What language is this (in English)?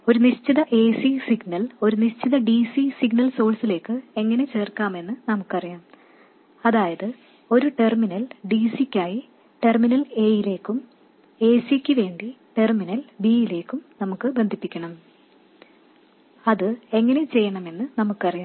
Malayalam